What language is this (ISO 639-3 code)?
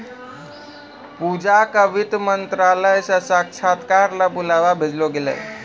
mai